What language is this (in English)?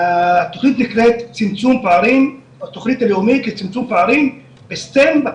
Hebrew